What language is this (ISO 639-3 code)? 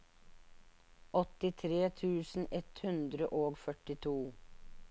nor